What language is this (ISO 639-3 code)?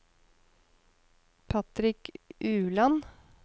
nor